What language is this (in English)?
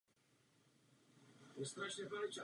Czech